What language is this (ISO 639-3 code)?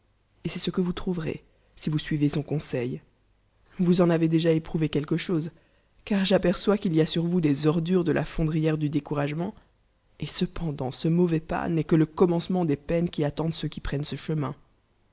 fra